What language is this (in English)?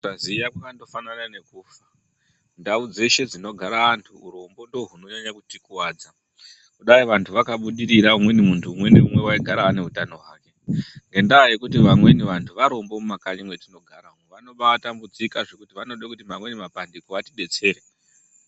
Ndau